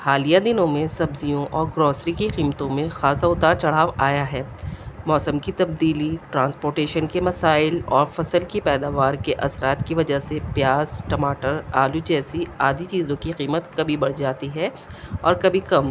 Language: Urdu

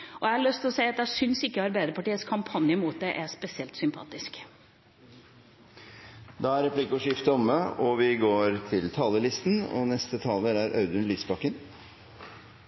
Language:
Norwegian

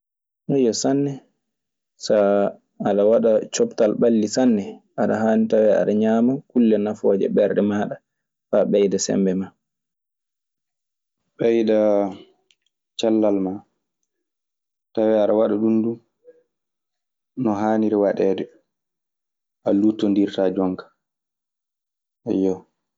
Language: Maasina Fulfulde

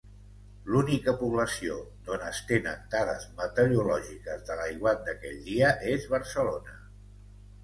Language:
Catalan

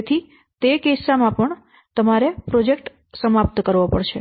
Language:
Gujarati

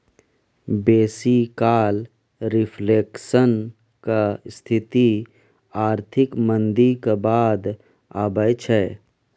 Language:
Maithili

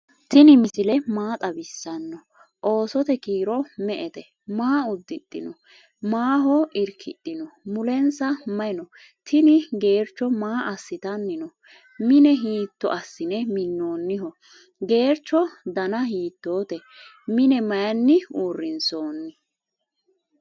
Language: Sidamo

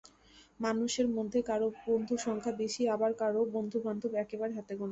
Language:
Bangla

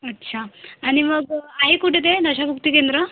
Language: Marathi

